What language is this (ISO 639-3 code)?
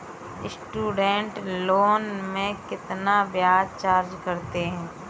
hin